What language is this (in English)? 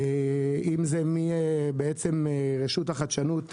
Hebrew